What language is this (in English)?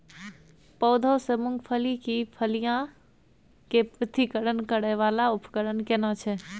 Maithili